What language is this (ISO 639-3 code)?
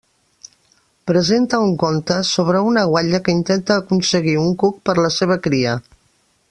cat